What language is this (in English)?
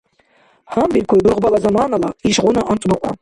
Dargwa